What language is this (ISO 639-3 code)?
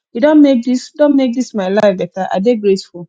pcm